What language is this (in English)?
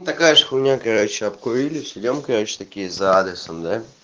Russian